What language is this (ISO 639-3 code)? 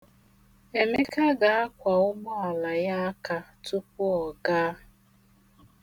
ibo